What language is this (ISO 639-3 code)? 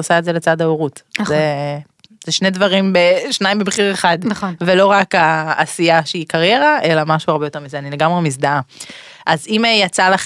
heb